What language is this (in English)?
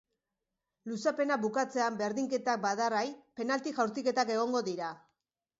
Basque